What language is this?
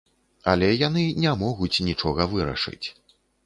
Belarusian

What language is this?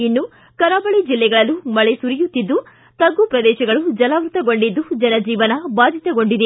Kannada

